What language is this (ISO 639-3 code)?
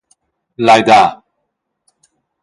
roh